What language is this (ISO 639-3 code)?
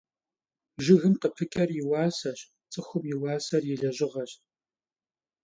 kbd